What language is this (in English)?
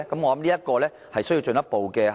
Cantonese